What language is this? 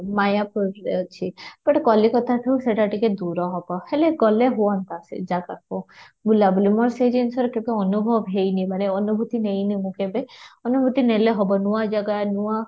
Odia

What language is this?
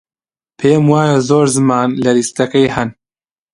Central Kurdish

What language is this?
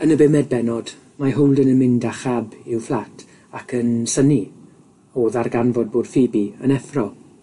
Welsh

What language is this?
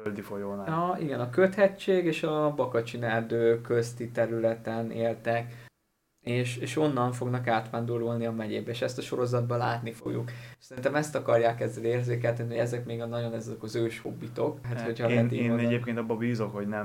Hungarian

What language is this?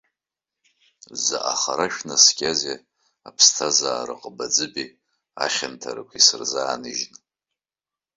Abkhazian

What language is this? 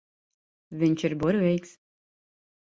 Latvian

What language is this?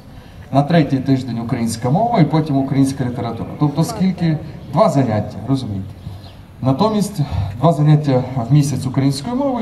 Ukrainian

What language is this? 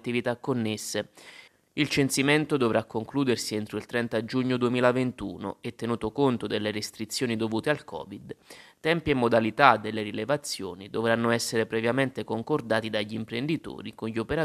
Italian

